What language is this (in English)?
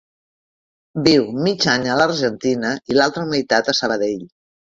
Catalan